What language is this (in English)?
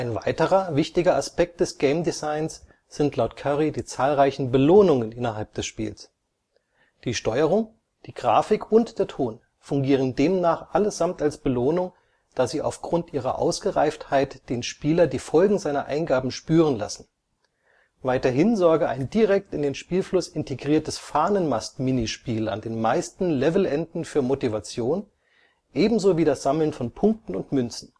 German